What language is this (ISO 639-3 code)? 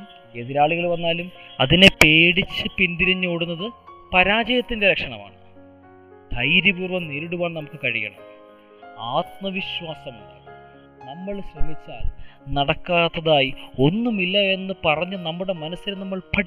mal